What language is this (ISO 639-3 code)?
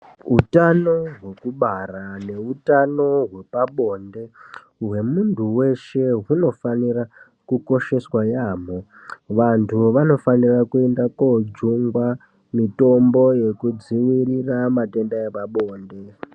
ndc